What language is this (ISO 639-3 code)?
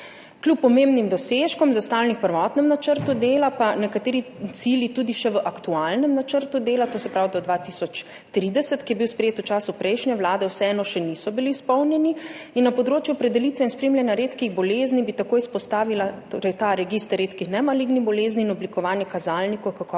slv